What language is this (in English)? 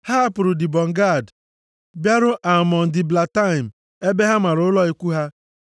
Igbo